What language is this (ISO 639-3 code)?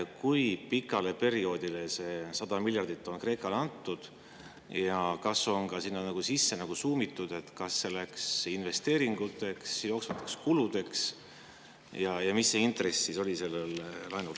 est